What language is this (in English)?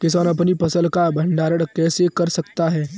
Hindi